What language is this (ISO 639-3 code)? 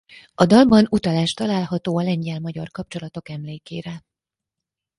hun